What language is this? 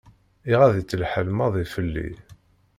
Kabyle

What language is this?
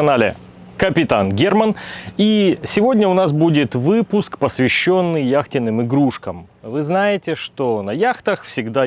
Russian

